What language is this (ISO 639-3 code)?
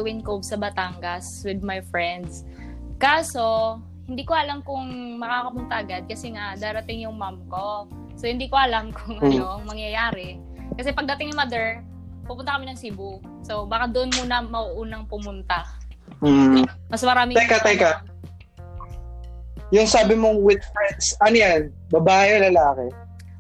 fil